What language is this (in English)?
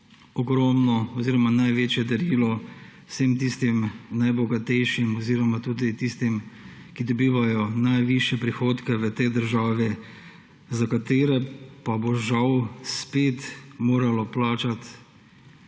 Slovenian